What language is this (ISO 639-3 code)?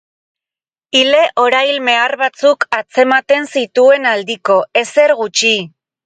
eus